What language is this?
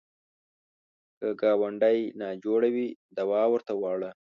Pashto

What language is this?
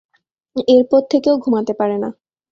Bangla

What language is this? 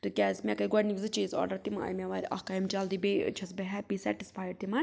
Kashmiri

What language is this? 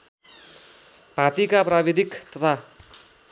Nepali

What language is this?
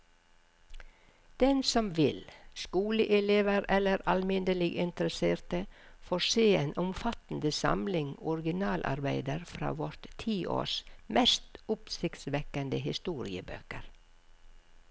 Norwegian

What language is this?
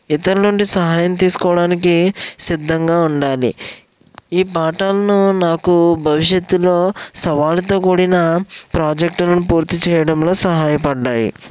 Telugu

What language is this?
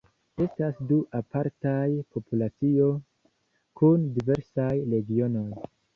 Esperanto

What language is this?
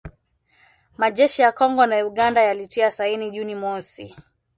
Swahili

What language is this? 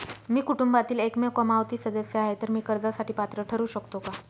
Marathi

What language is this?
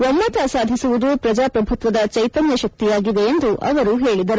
Kannada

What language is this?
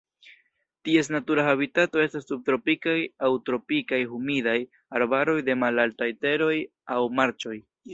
Esperanto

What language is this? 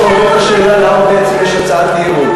Hebrew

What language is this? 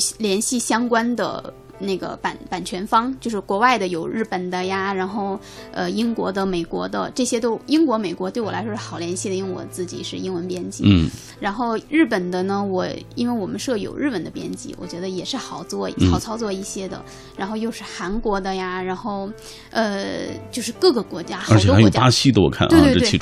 Chinese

